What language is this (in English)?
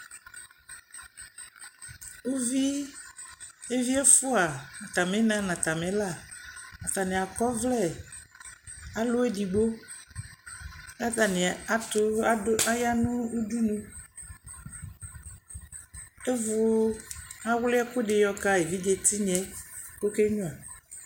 Ikposo